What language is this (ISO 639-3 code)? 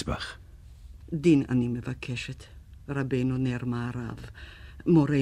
heb